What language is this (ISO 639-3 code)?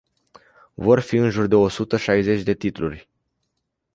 ron